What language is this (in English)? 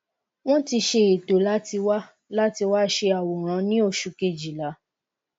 Yoruba